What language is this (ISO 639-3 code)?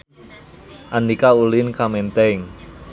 sun